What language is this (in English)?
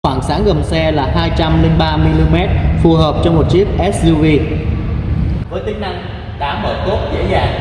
Vietnamese